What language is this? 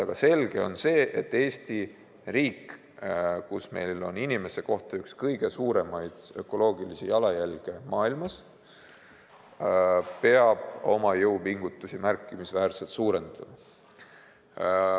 Estonian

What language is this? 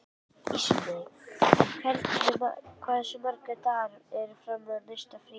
Icelandic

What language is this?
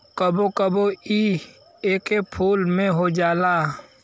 Bhojpuri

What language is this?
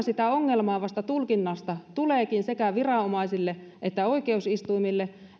Finnish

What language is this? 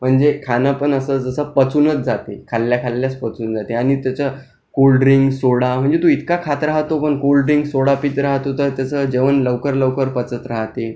Marathi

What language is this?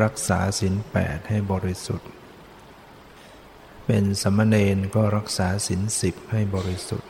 Thai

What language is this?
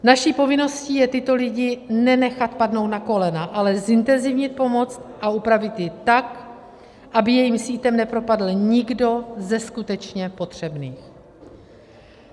Czech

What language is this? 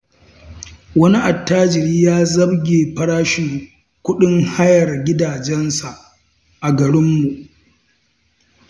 Hausa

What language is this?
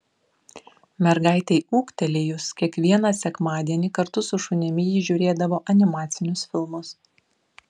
Lithuanian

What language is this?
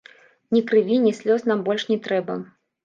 Belarusian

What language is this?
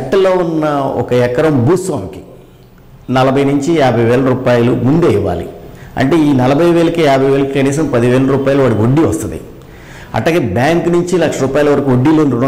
Telugu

